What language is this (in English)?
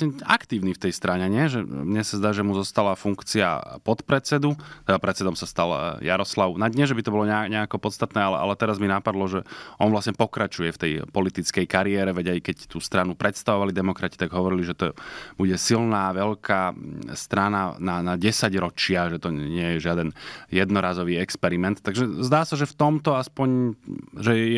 Slovak